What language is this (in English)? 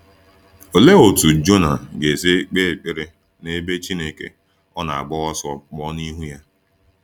Igbo